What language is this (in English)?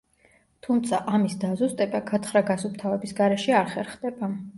Georgian